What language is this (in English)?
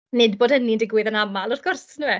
Welsh